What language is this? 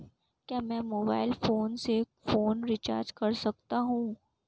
Hindi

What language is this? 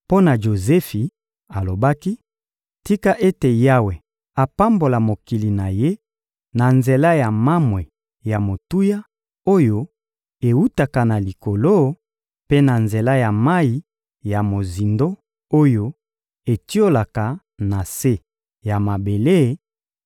Lingala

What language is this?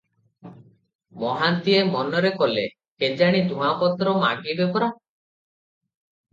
Odia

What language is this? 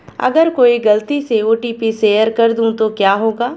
Hindi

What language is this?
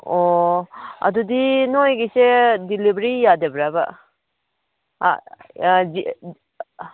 Manipuri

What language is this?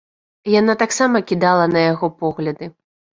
Belarusian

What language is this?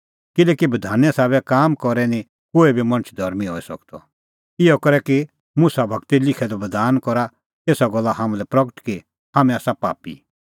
Kullu Pahari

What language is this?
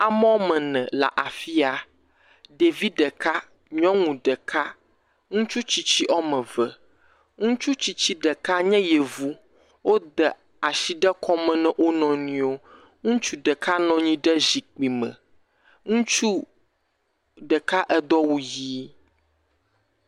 Ewe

